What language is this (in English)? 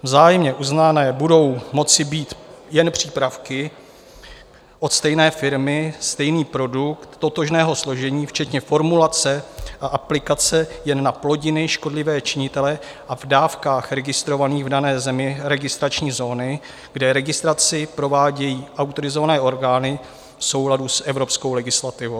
Czech